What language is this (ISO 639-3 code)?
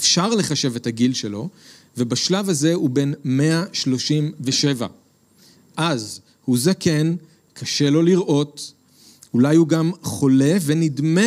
heb